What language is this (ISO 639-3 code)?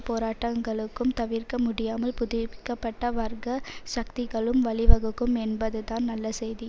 tam